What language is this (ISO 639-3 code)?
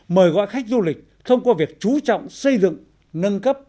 vie